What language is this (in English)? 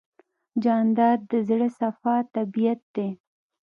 Pashto